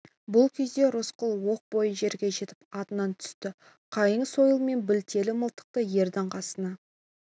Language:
Kazakh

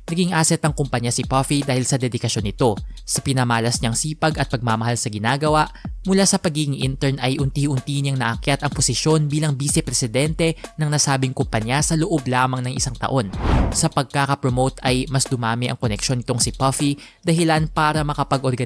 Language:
Filipino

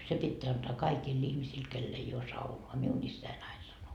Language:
Finnish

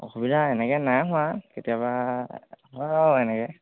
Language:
Assamese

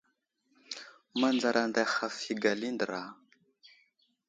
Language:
Wuzlam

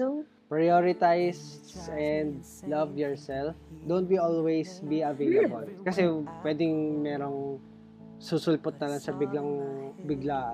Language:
Filipino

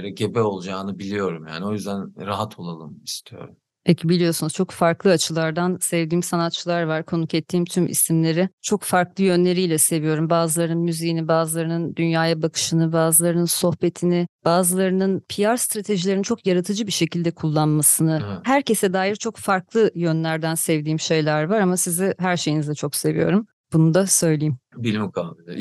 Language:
Turkish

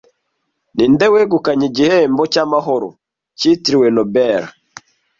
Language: Kinyarwanda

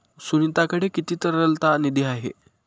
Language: Marathi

